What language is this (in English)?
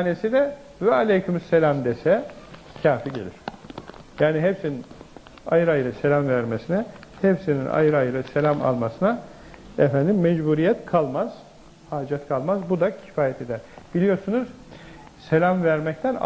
Turkish